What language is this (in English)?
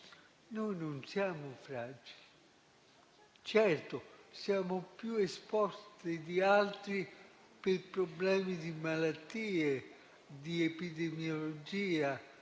Italian